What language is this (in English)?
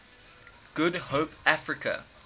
English